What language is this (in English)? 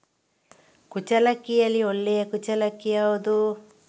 Kannada